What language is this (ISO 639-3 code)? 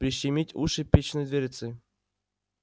rus